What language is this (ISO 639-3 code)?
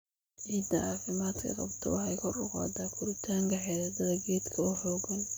som